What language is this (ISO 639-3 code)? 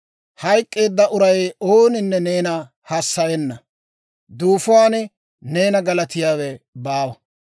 dwr